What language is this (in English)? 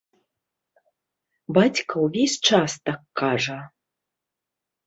Belarusian